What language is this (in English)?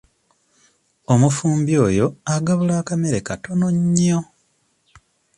Ganda